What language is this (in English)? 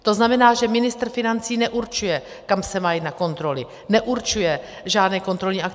Czech